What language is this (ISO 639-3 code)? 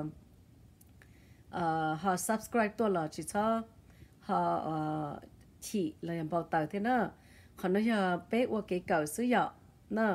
tha